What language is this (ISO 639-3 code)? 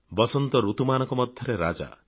ori